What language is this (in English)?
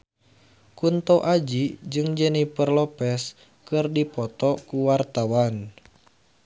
Sundanese